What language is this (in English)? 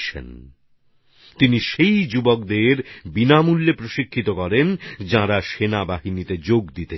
Bangla